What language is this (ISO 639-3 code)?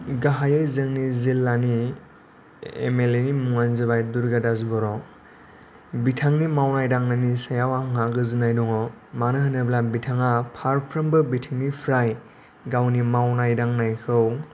brx